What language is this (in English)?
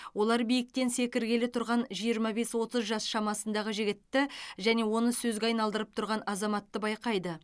Kazakh